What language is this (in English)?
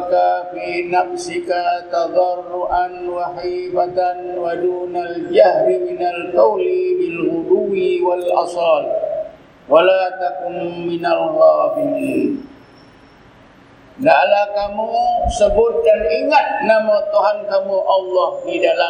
Malay